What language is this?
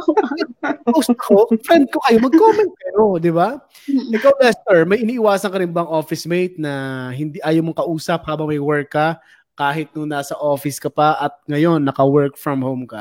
Filipino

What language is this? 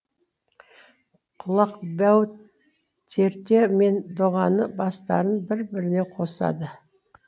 Kazakh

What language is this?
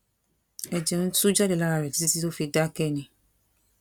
Yoruba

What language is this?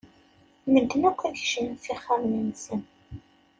Kabyle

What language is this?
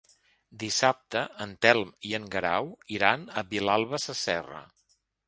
Catalan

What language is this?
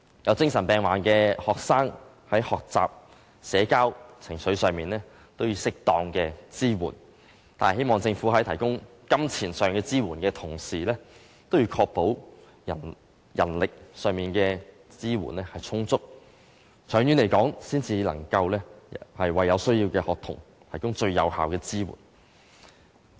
Cantonese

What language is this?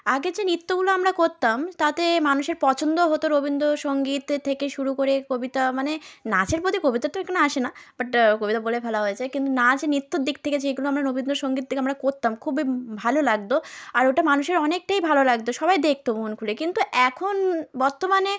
Bangla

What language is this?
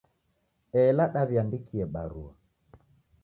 Taita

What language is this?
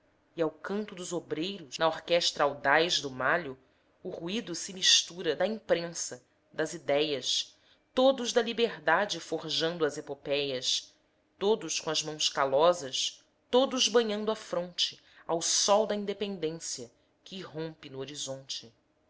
Portuguese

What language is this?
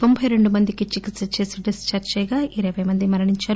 Telugu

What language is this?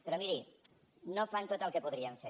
Catalan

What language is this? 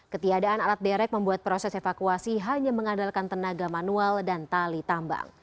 Indonesian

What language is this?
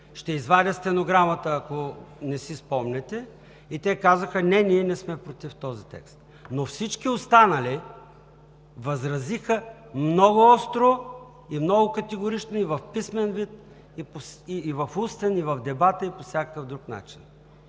Bulgarian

